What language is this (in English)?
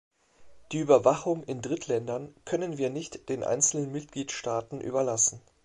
German